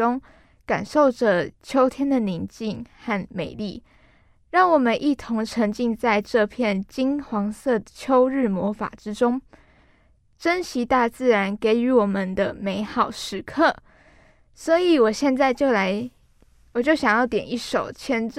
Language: Chinese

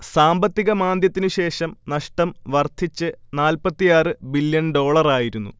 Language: Malayalam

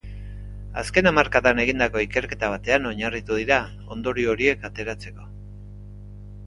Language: Basque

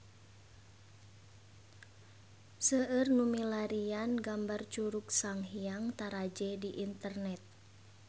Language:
Sundanese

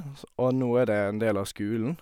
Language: Norwegian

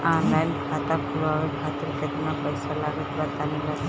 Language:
Bhojpuri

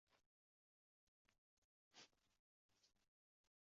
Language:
Uzbek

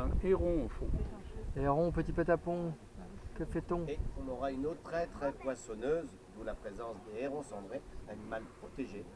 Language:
French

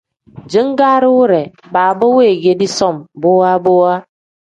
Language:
Tem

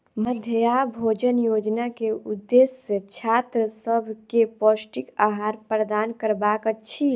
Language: Maithili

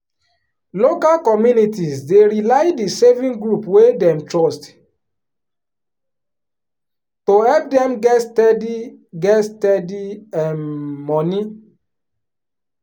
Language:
Nigerian Pidgin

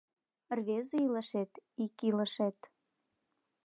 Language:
Mari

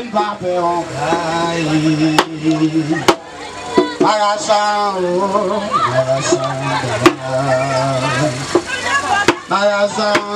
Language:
Arabic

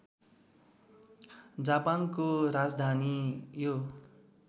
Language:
Nepali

